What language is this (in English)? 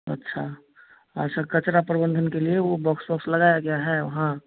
Hindi